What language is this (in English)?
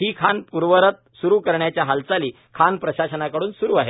Marathi